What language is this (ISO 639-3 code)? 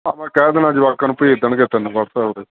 pan